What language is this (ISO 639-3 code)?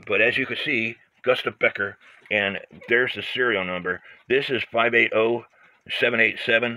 eng